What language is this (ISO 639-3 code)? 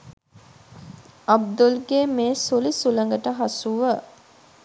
sin